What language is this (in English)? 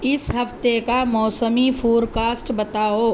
Urdu